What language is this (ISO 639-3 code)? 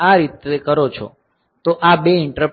guj